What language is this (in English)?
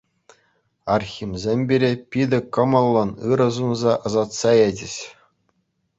Chuvash